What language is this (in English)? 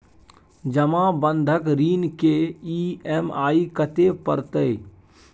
Maithili